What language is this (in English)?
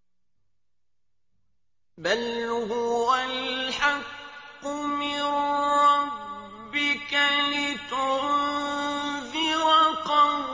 Arabic